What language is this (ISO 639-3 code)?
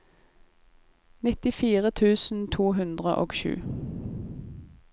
nor